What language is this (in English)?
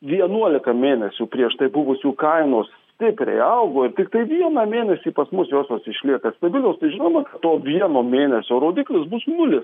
Lithuanian